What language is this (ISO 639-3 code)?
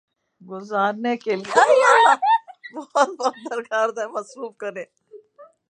urd